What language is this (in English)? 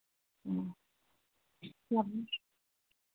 Hindi